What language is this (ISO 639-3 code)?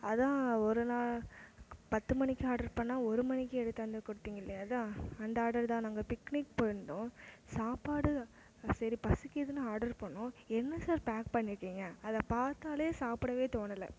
tam